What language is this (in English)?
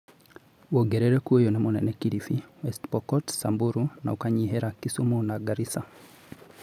Kikuyu